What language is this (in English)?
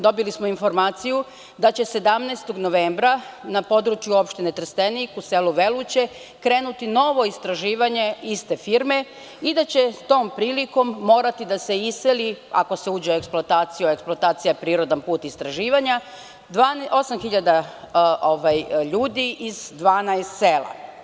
Serbian